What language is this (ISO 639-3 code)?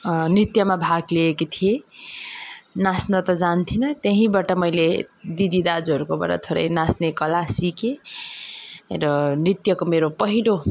nep